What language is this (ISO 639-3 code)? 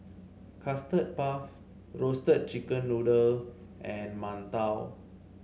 eng